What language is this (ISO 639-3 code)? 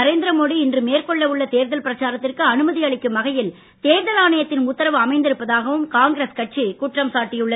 tam